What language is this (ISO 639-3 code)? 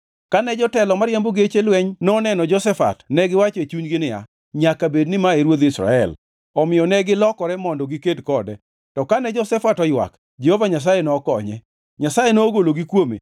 luo